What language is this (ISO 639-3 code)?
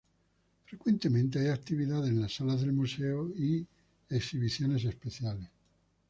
spa